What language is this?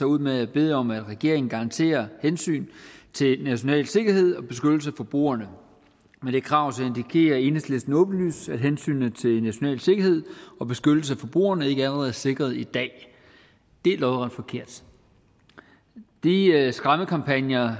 Danish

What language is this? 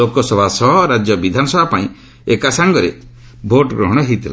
Odia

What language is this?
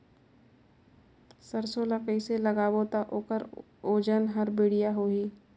Chhattisgarhi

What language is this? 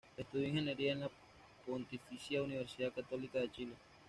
Spanish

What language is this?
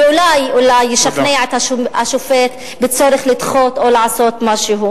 Hebrew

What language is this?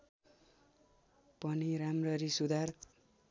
Nepali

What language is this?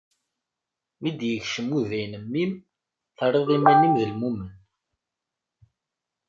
Kabyle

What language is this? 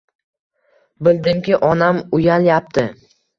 Uzbek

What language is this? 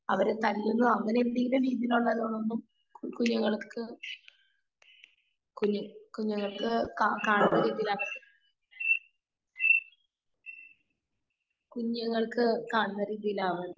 Malayalam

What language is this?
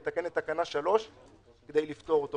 Hebrew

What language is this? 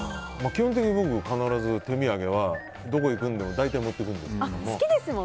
Japanese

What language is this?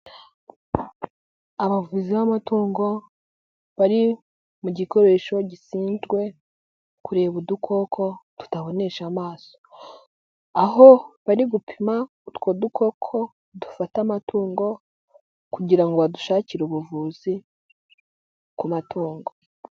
Kinyarwanda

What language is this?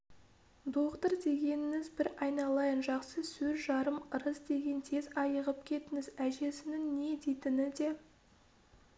Kazakh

